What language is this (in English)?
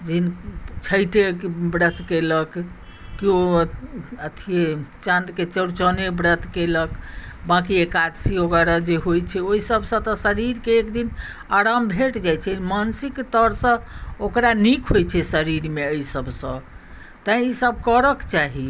Maithili